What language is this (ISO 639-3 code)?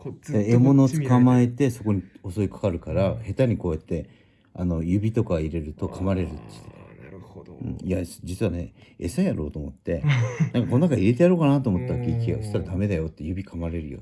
jpn